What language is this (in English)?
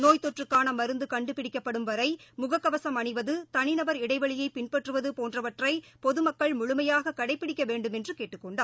Tamil